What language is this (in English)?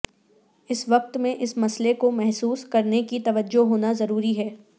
Urdu